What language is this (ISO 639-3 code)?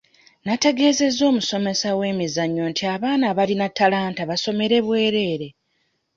lug